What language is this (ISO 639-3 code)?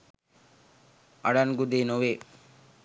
sin